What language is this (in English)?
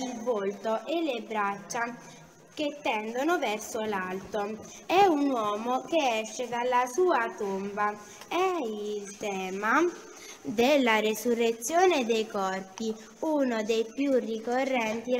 Italian